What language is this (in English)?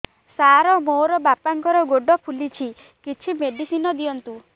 Odia